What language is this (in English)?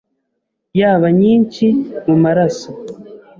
Kinyarwanda